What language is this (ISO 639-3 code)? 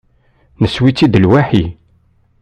kab